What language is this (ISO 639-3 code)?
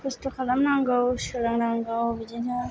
brx